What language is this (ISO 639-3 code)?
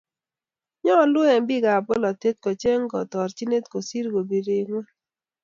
kln